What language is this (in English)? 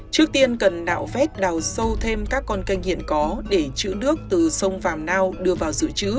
Vietnamese